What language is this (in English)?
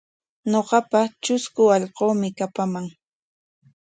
Corongo Ancash Quechua